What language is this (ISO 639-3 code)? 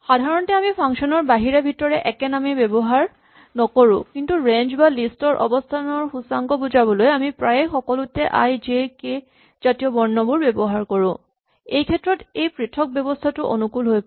asm